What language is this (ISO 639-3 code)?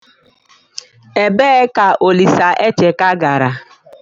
ibo